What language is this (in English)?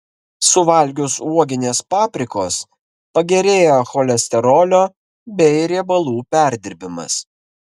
Lithuanian